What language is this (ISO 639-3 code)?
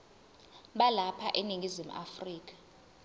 zul